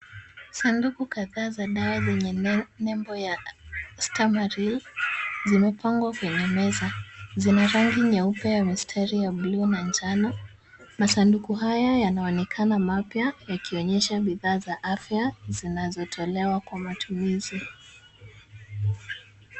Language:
Swahili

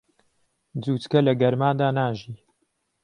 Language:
Central Kurdish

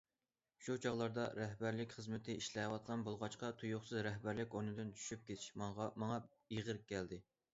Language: Uyghur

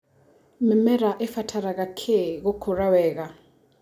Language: Kikuyu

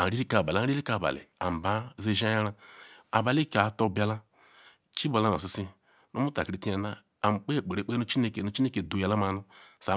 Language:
Ikwere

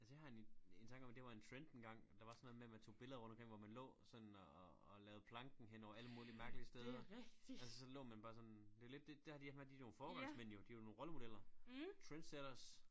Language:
Danish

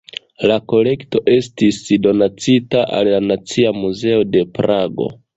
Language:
Esperanto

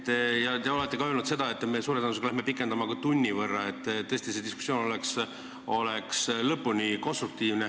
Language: Estonian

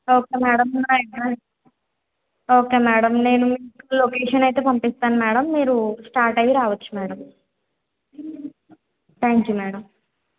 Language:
Telugu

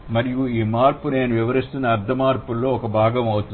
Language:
Telugu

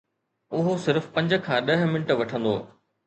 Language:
Sindhi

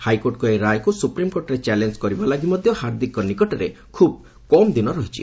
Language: Odia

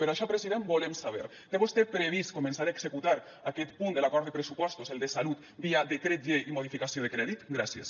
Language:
Catalan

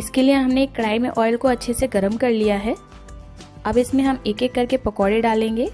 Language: Hindi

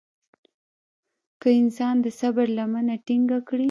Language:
Pashto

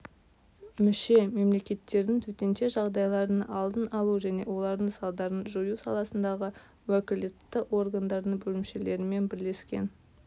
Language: Kazakh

